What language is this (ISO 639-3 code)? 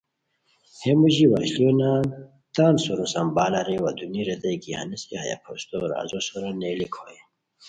khw